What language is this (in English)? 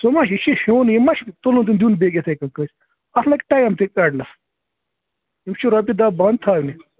Kashmiri